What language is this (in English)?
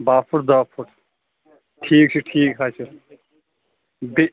Kashmiri